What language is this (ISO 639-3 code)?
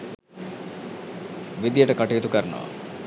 sin